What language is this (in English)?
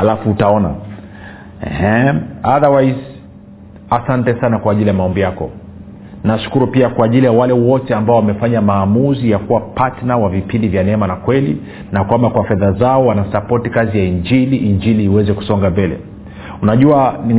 Swahili